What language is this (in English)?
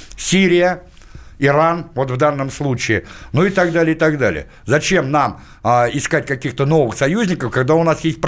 Russian